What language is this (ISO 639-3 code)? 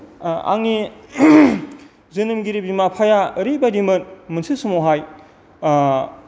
brx